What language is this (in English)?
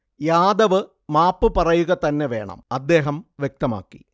Malayalam